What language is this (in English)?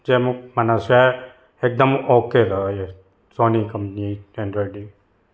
Sindhi